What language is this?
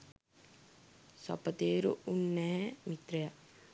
Sinhala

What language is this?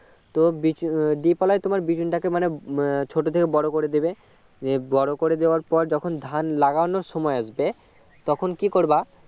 Bangla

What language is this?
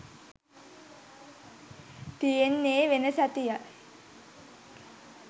Sinhala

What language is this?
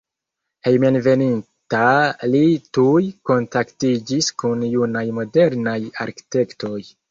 Esperanto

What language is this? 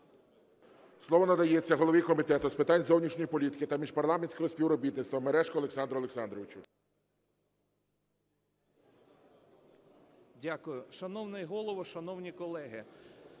Ukrainian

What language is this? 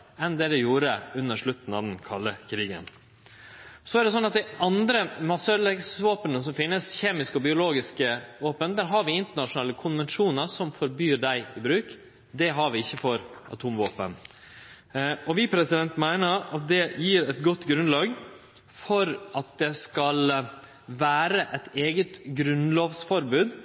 Norwegian Nynorsk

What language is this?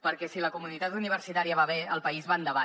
Catalan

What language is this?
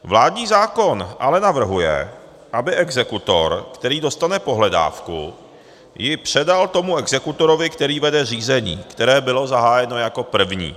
Czech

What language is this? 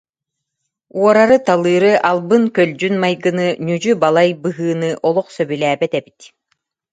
Yakut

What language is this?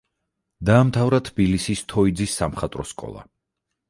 Georgian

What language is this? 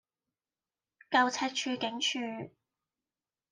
Cantonese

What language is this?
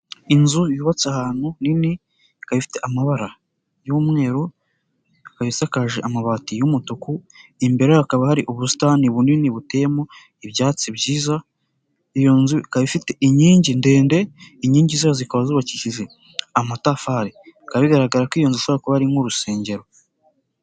Kinyarwanda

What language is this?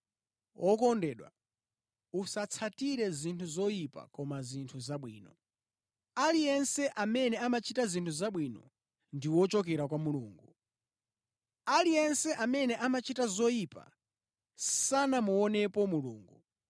Nyanja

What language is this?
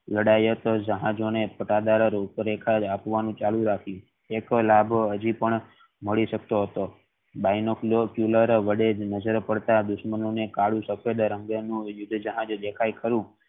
Gujarati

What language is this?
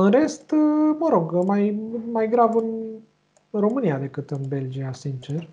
Romanian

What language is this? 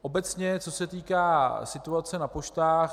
Czech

